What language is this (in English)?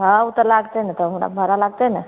Maithili